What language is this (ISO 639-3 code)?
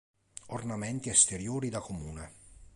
ita